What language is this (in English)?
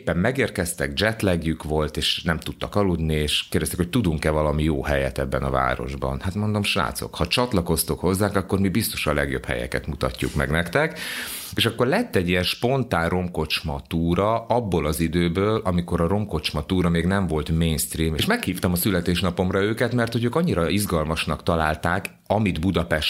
Hungarian